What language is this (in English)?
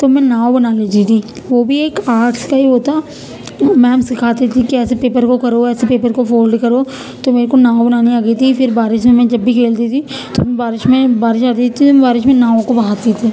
Urdu